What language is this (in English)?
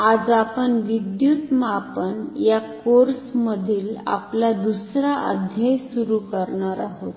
Marathi